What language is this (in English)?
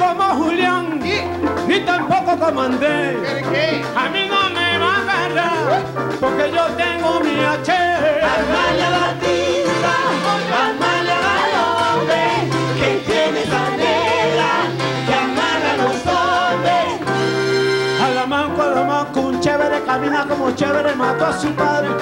Spanish